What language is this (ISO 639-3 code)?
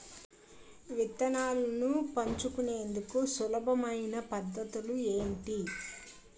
tel